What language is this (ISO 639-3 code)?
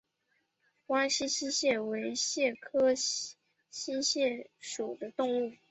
zho